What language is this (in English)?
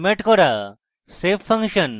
Bangla